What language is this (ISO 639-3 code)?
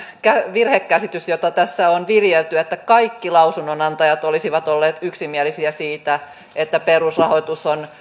fin